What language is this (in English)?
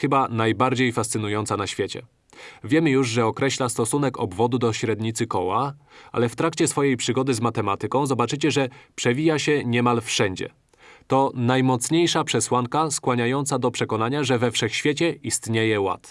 Polish